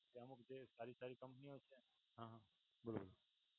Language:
Gujarati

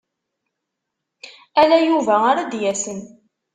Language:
Kabyle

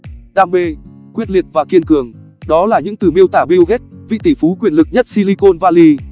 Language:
Vietnamese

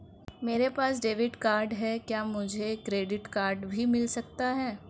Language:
Hindi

